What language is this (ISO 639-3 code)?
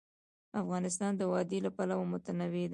pus